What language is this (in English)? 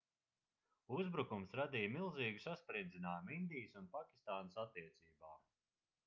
Latvian